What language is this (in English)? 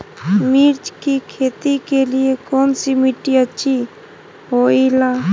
Magahi